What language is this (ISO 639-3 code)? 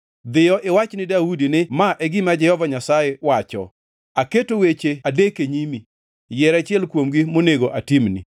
luo